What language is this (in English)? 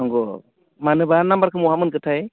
Bodo